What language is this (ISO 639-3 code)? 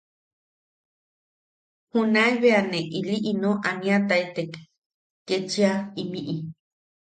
yaq